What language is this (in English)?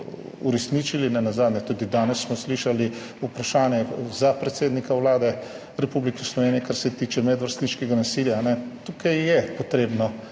Slovenian